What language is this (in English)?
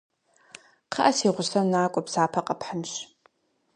Kabardian